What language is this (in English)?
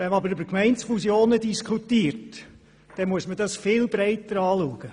Swiss German